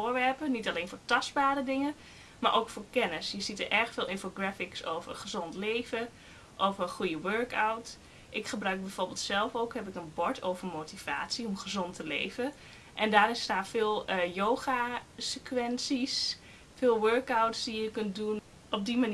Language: Dutch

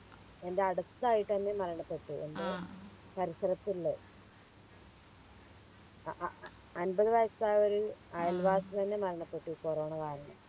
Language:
Malayalam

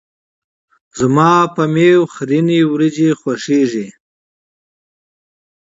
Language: Pashto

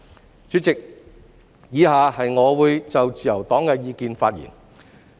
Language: Cantonese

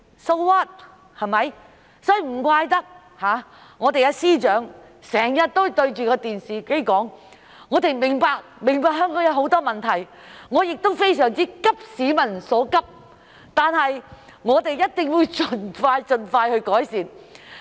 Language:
Cantonese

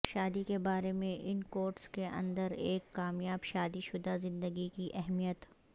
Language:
Urdu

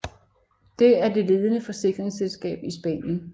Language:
Danish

